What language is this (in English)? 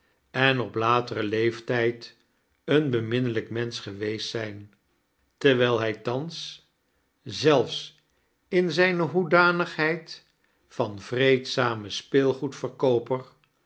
Dutch